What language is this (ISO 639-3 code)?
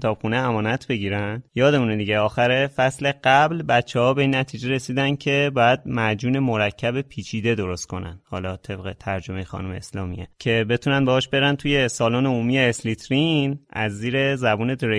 fas